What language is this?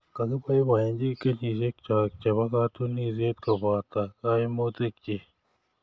Kalenjin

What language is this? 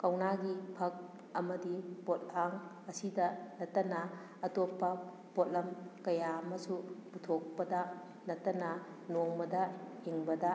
Manipuri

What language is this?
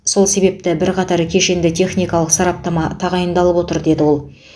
Kazakh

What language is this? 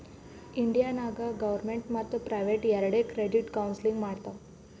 Kannada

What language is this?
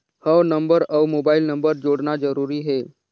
Chhattisgarhi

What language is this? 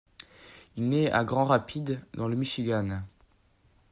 French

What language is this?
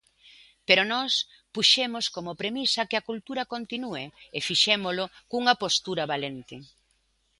Galician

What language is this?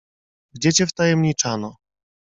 Polish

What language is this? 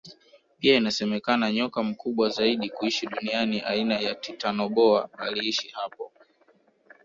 Swahili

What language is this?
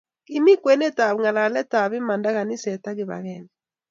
Kalenjin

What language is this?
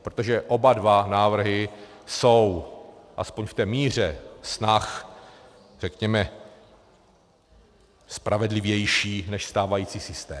Czech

